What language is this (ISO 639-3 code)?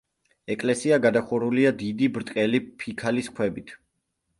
kat